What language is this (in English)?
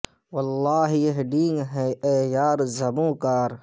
Urdu